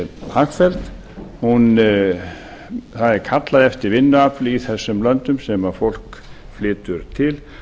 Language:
Icelandic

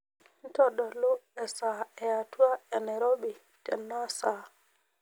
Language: Masai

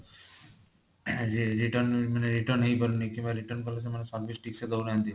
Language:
Odia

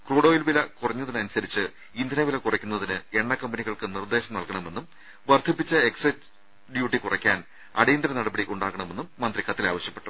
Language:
Malayalam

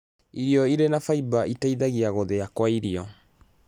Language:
Kikuyu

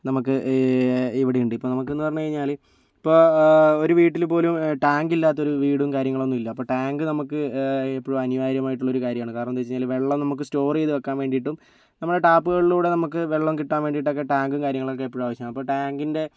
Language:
Malayalam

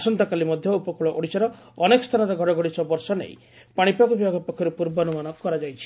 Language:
Odia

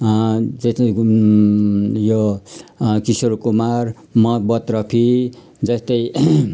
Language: Nepali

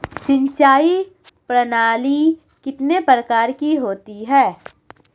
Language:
Hindi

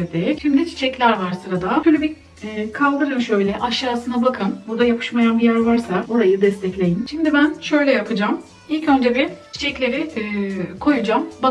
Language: Turkish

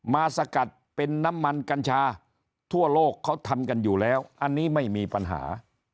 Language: Thai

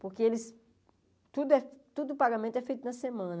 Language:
Portuguese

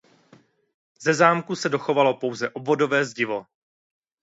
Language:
Czech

